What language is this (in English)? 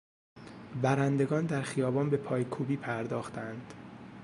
Persian